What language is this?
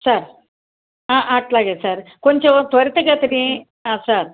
Telugu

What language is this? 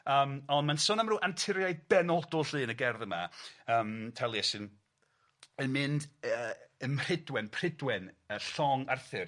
Welsh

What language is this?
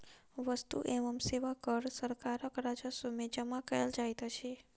Maithili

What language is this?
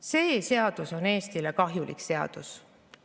Estonian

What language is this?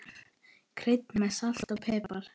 Icelandic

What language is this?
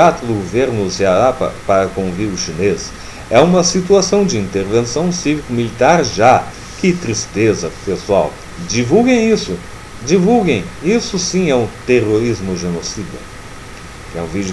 Portuguese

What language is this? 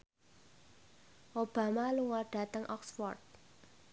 Javanese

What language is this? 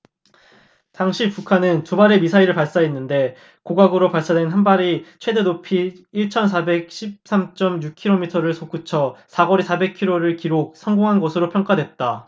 Korean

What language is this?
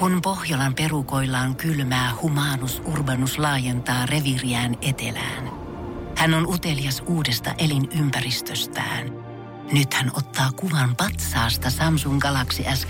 Finnish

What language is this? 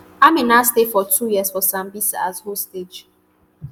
Nigerian Pidgin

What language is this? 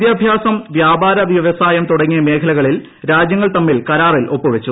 Malayalam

